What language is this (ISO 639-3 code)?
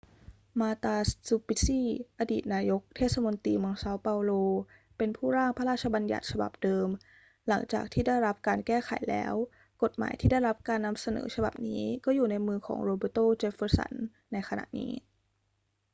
tha